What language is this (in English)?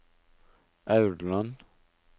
Norwegian